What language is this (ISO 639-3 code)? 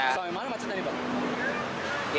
ind